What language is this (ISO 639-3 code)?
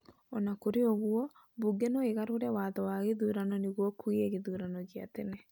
kik